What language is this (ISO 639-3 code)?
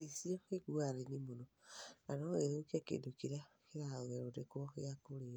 kik